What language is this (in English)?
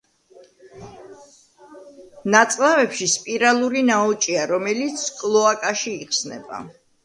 Georgian